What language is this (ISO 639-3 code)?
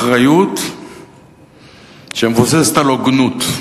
heb